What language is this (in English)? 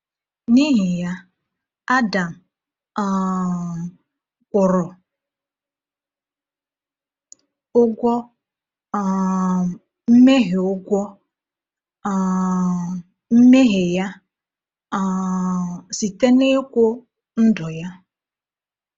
Igbo